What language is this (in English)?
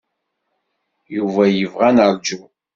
Kabyle